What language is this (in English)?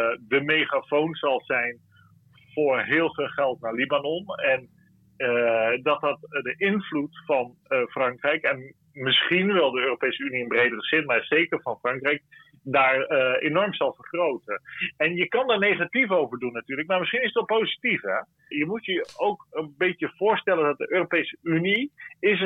Dutch